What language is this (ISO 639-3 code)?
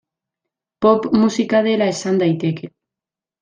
eus